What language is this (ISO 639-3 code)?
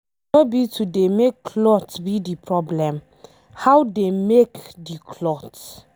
pcm